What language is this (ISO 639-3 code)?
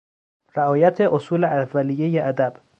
fas